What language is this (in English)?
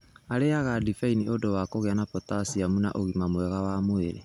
Kikuyu